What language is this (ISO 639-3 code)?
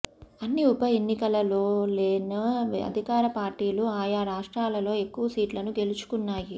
tel